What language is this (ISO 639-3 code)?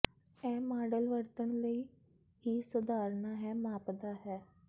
pan